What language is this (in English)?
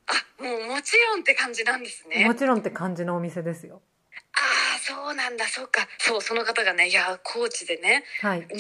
Japanese